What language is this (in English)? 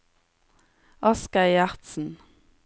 Norwegian